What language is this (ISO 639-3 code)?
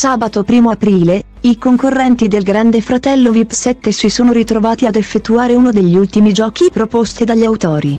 ita